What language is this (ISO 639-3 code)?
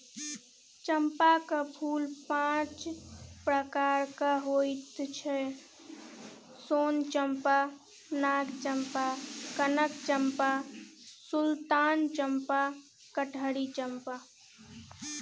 mai